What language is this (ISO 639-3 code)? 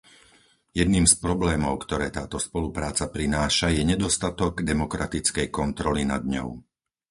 slk